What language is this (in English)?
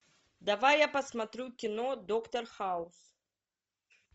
Russian